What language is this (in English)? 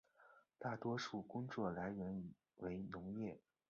Chinese